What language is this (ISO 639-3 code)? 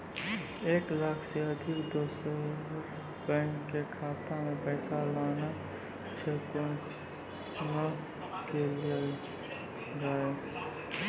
mai